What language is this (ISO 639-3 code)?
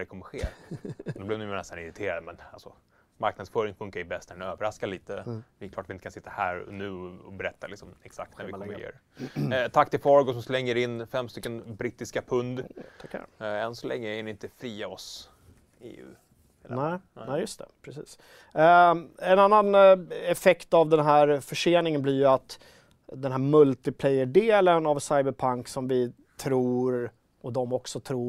swe